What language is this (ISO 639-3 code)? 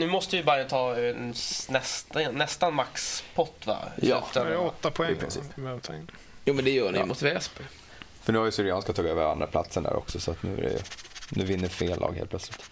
swe